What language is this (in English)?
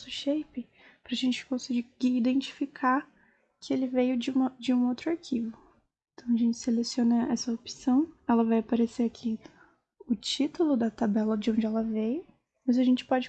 Portuguese